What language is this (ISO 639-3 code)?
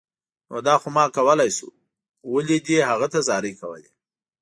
pus